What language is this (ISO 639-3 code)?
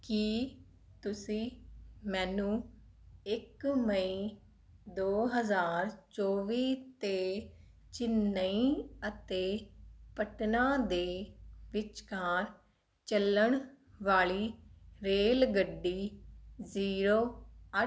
pan